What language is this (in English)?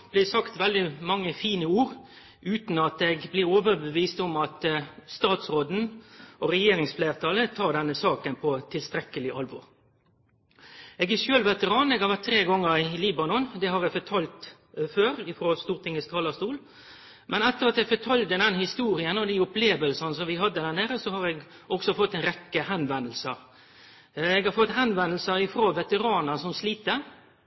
Norwegian Nynorsk